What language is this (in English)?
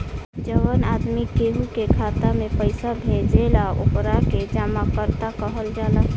Bhojpuri